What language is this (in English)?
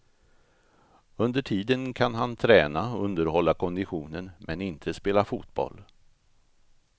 Swedish